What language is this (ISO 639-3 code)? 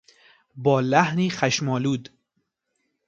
fas